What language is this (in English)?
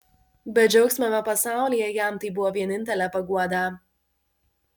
Lithuanian